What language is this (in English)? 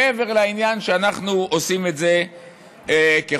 Hebrew